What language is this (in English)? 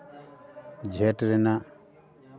Santali